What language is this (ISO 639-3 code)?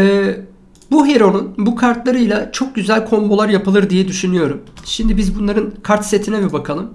tur